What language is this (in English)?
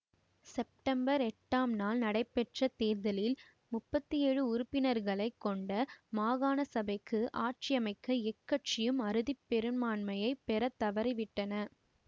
Tamil